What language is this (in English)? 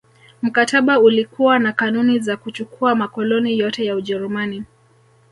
Swahili